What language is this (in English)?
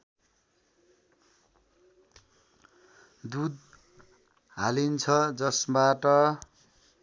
Nepali